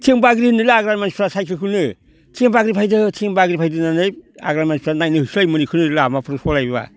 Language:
Bodo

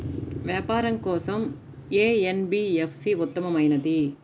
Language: Telugu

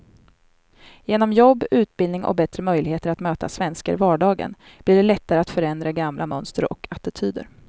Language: Swedish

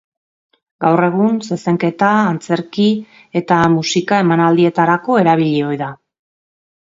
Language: Basque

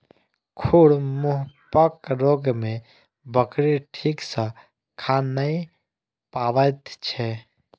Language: Maithili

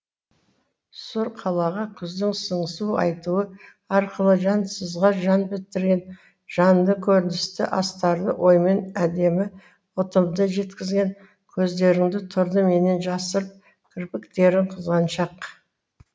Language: Kazakh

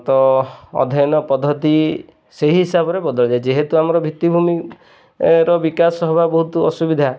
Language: Odia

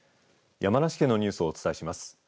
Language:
Japanese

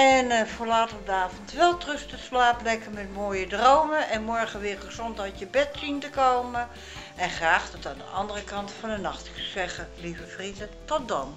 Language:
Dutch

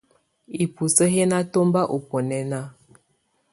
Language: Tunen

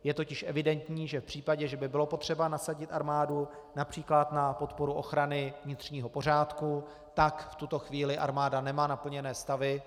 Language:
Czech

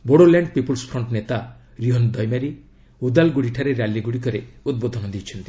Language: Odia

